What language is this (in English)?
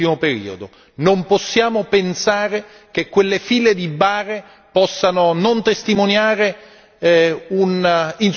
Italian